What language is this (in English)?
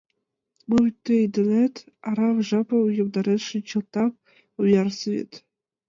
Mari